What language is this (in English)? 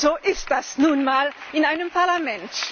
German